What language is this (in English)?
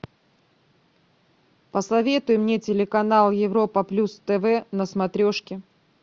Russian